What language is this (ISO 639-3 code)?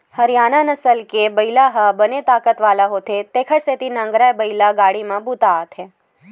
hne